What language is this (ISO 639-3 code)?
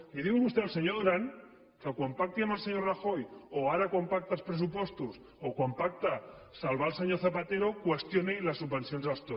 cat